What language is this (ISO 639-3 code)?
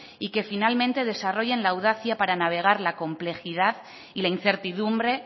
spa